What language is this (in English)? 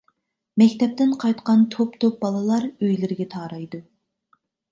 Uyghur